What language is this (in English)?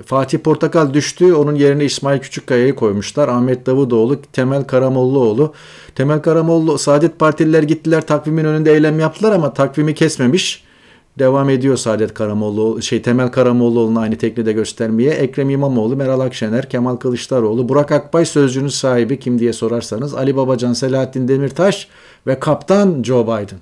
Turkish